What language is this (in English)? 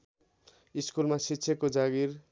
Nepali